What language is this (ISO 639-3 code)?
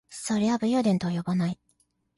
jpn